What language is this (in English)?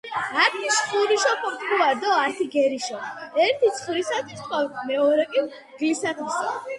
Georgian